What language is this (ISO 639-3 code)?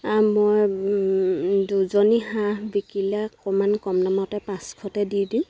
asm